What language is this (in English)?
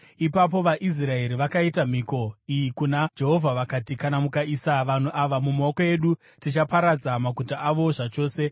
Shona